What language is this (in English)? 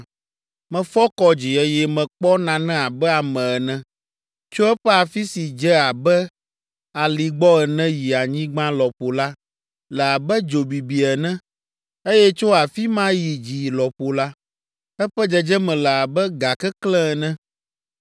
Ewe